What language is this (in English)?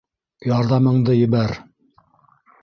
Bashkir